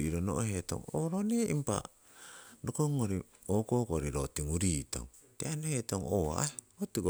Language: Siwai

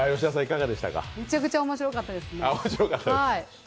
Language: Japanese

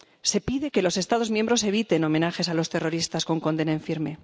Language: Spanish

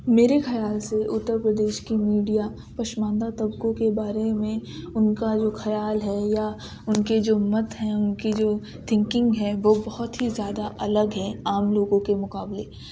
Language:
Urdu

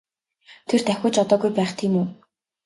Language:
Mongolian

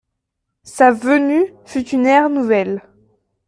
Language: French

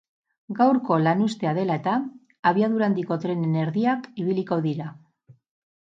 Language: Basque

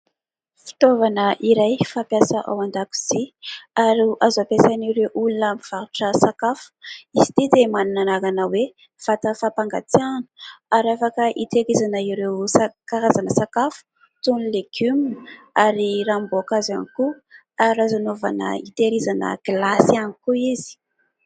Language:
Malagasy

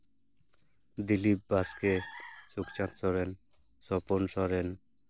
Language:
Santali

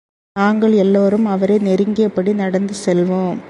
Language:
Tamil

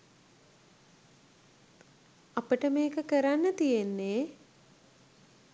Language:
Sinhala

